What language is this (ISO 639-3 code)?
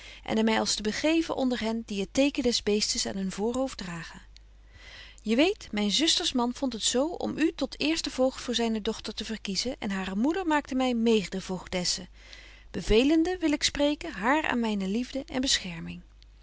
nld